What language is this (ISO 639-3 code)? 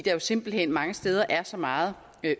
dan